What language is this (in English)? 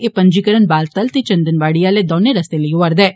Dogri